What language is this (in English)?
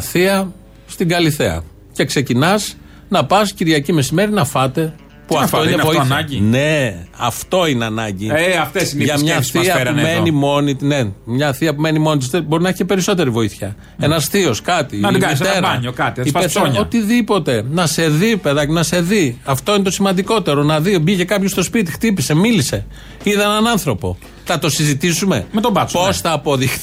Greek